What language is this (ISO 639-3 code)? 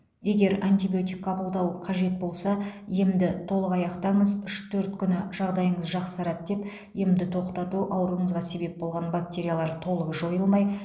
kaz